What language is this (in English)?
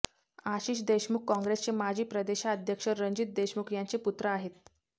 Marathi